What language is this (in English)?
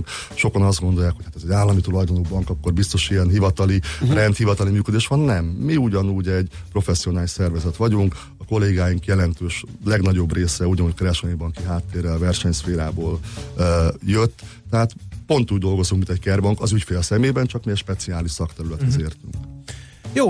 Hungarian